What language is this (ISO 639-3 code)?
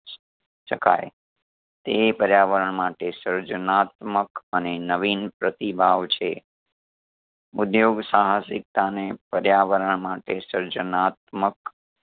guj